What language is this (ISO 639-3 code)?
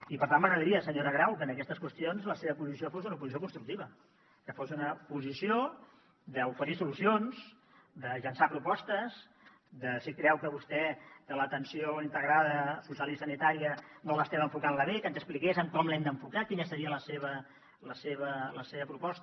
cat